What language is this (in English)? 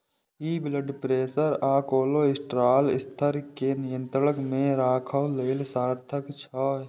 Maithili